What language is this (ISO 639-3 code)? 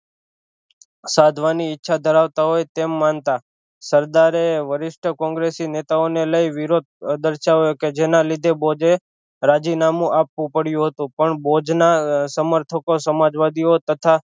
guj